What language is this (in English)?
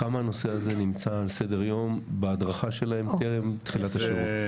Hebrew